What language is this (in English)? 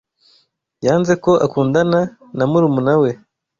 Kinyarwanda